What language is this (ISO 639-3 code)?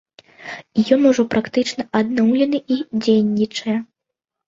bel